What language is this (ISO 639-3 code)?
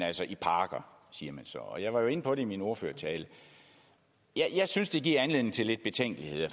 dan